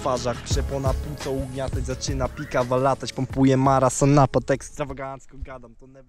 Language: Polish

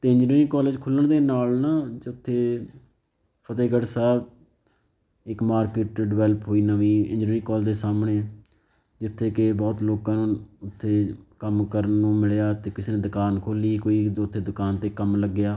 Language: Punjabi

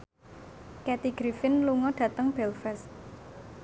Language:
Javanese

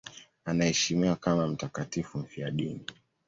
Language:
Swahili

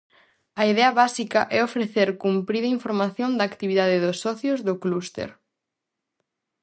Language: Galician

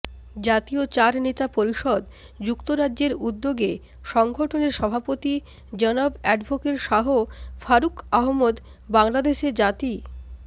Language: Bangla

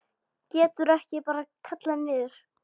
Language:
Icelandic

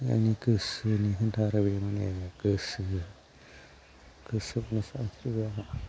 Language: Bodo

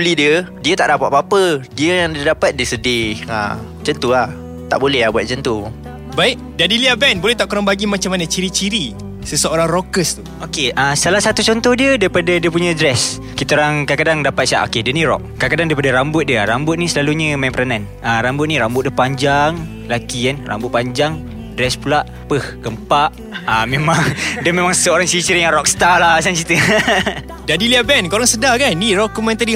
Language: Malay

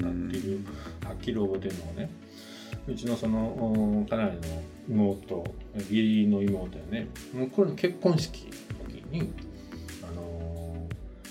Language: Japanese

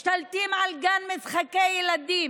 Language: Hebrew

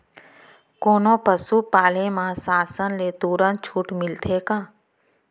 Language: Chhattisgarhi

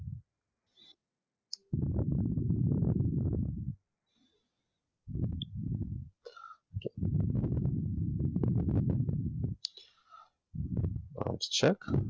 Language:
Gujarati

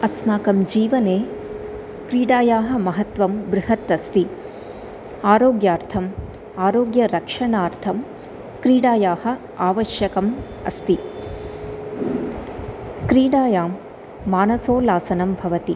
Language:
Sanskrit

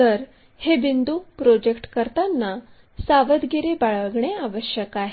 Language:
Marathi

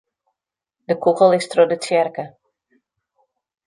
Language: Western Frisian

